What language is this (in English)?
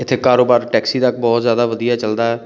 Punjabi